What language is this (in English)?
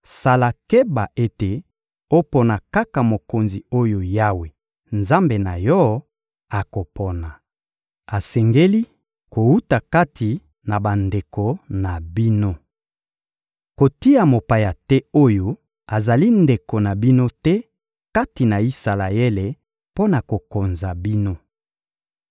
Lingala